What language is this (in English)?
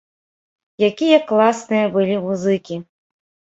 Belarusian